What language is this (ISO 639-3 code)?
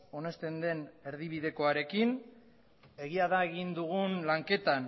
eus